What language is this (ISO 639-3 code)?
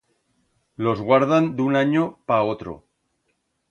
arg